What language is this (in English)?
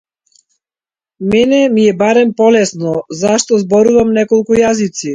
Macedonian